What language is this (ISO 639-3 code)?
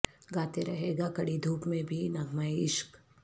urd